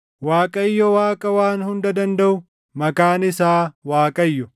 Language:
Oromo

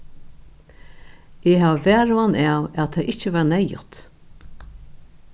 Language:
Faroese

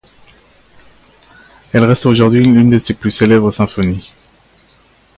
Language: French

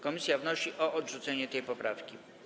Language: Polish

